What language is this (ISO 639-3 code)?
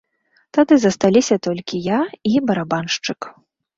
bel